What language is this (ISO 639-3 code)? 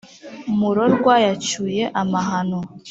kin